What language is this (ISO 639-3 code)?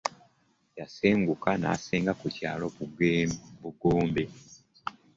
lug